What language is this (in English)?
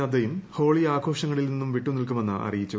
Malayalam